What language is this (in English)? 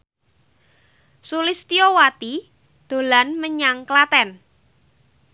Javanese